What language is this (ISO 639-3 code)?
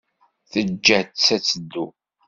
kab